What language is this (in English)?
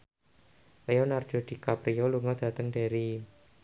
Javanese